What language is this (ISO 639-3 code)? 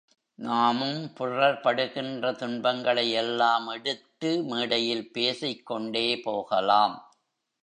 tam